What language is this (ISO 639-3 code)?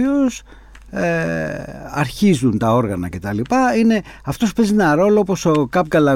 ell